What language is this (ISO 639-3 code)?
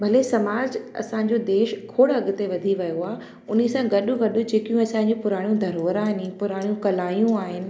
snd